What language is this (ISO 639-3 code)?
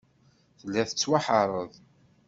kab